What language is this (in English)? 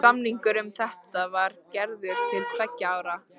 Icelandic